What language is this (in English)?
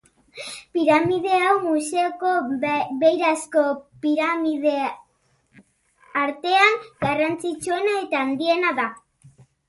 Basque